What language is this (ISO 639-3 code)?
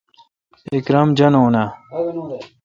xka